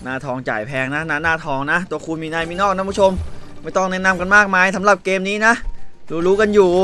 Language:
Thai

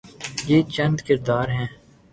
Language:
Urdu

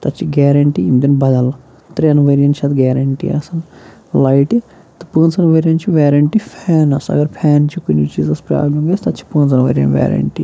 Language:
Kashmiri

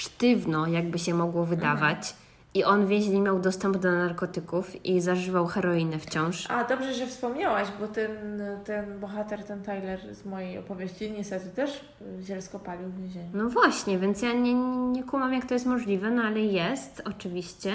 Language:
Polish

